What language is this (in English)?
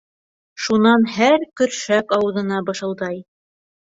Bashkir